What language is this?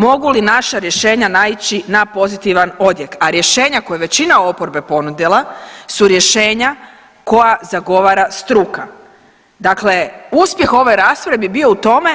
Croatian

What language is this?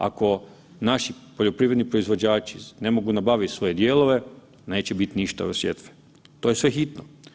Croatian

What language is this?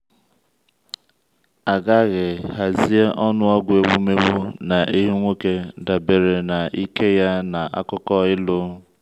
Igbo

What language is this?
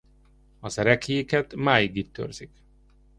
Hungarian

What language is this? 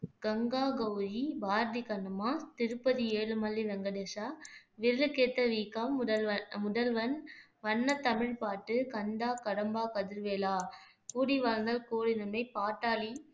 Tamil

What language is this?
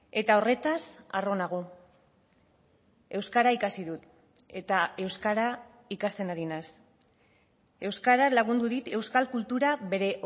Basque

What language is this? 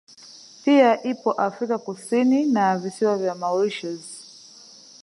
Swahili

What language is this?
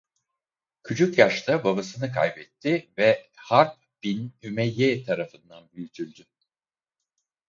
Turkish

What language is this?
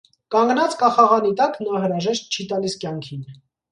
Armenian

